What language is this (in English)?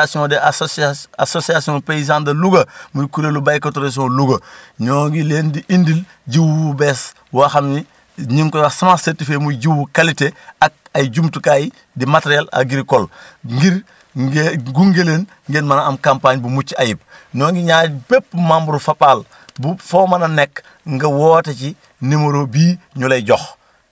Wolof